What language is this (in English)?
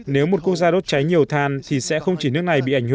Vietnamese